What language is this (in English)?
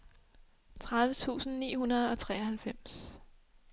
Danish